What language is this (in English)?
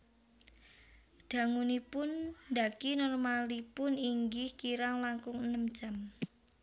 Javanese